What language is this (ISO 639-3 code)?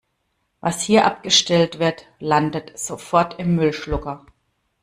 deu